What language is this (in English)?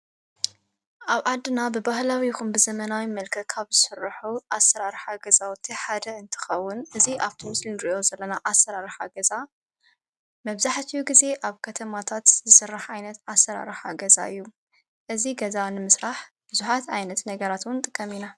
Tigrinya